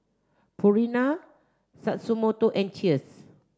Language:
English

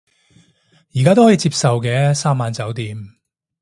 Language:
Cantonese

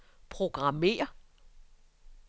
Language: Danish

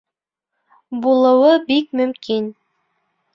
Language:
Bashkir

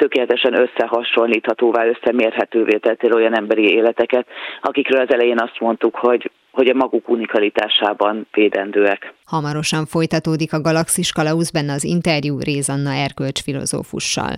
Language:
Hungarian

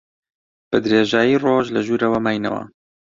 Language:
Central Kurdish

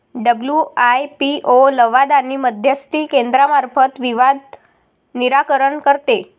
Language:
Marathi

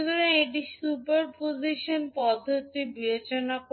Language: Bangla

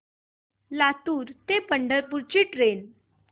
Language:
Marathi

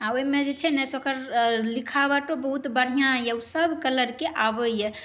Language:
Maithili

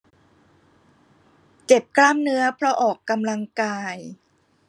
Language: Thai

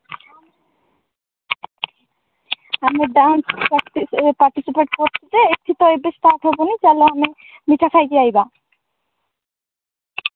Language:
Odia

